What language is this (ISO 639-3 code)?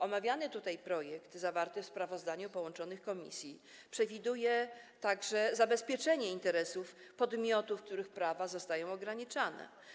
pol